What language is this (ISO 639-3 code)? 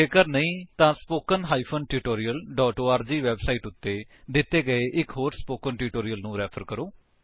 pan